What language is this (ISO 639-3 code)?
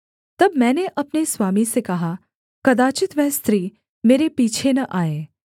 hin